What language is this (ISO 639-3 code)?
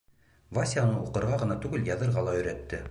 bak